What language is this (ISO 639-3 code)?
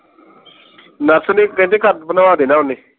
pan